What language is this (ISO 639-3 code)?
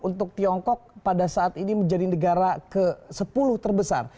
ind